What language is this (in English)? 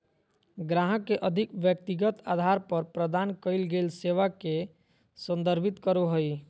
Magahi